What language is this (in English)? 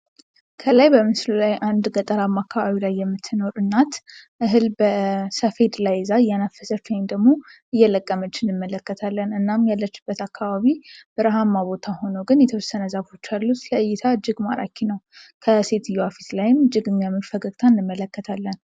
Amharic